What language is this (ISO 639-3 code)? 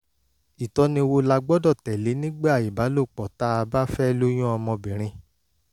yor